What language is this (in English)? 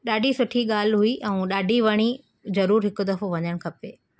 Sindhi